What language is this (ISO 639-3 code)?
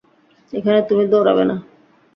ben